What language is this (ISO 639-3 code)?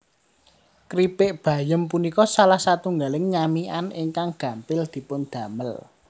jav